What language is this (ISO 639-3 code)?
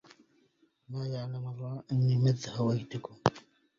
ara